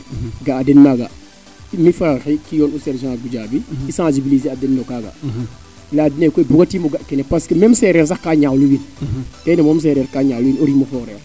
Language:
Serer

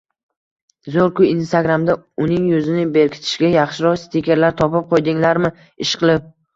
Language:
Uzbek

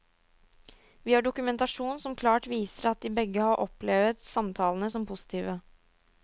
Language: Norwegian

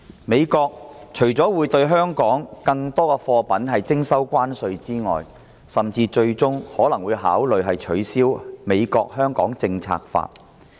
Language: Cantonese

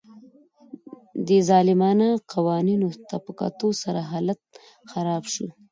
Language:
Pashto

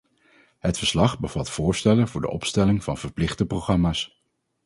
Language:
Dutch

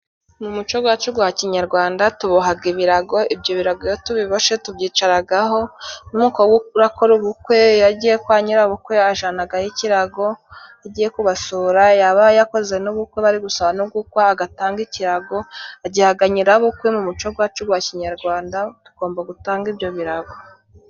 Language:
Kinyarwanda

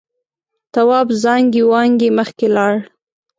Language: Pashto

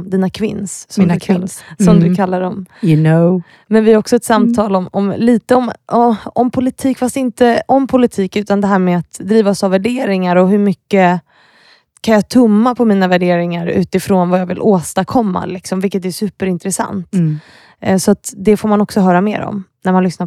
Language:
Swedish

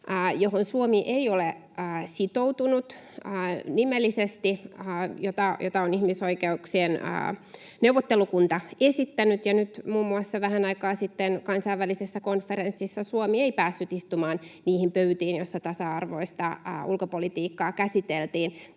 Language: Finnish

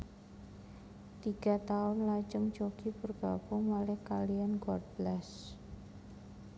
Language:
Javanese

